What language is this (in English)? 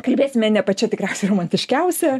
Lithuanian